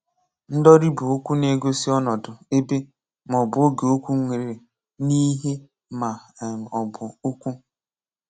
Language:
Igbo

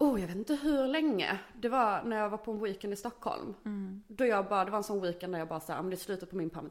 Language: Swedish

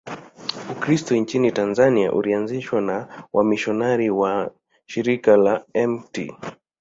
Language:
Swahili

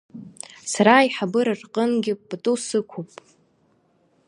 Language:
Abkhazian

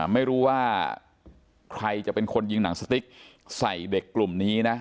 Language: Thai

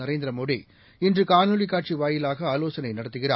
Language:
Tamil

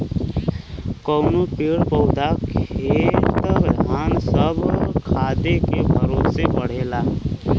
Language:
Bhojpuri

